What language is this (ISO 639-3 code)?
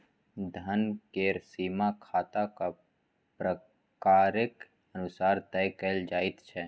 mai